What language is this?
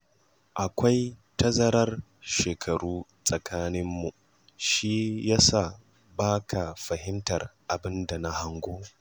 Hausa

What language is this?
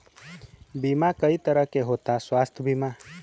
Bhojpuri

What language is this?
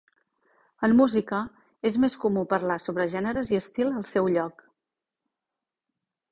Catalan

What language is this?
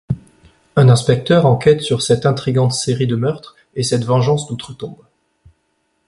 French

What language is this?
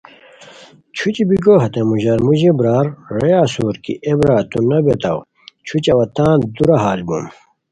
Khowar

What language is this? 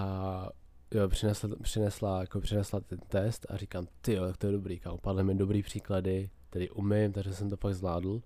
Czech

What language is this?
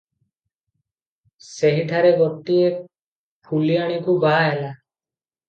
Odia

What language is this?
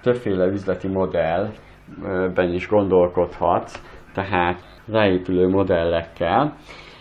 Hungarian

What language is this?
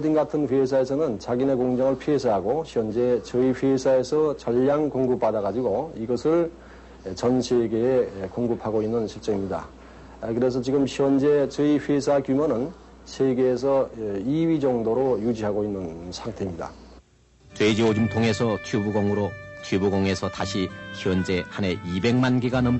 Korean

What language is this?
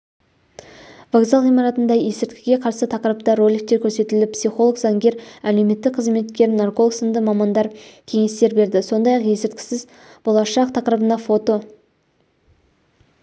Kazakh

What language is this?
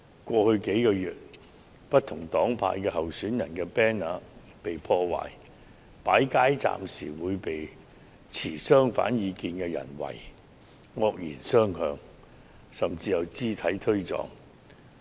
Cantonese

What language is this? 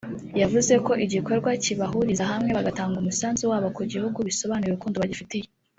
Kinyarwanda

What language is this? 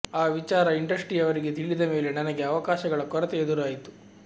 Kannada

